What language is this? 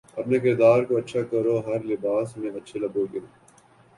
Urdu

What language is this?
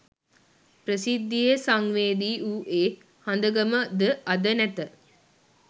Sinhala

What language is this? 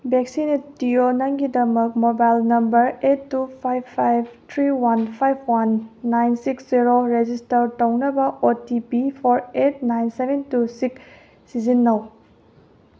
Manipuri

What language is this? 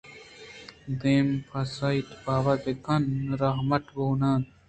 Eastern Balochi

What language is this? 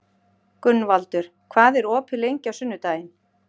Icelandic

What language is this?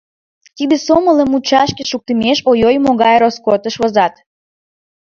Mari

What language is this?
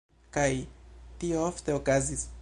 Esperanto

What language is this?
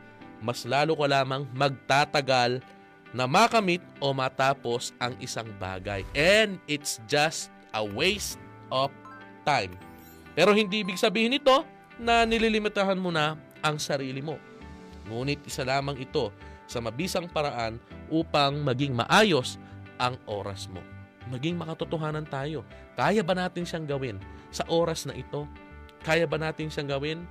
Filipino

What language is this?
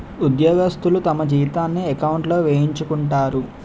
Telugu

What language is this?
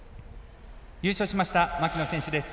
Japanese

